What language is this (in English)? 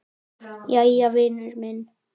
Icelandic